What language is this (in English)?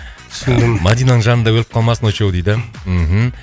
Kazakh